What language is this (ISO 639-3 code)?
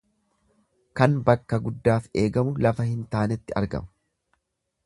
orm